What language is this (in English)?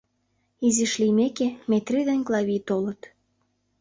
Mari